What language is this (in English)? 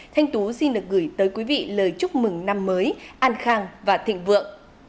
Vietnamese